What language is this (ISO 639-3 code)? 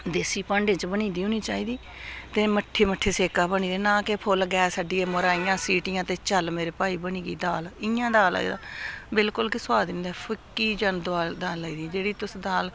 doi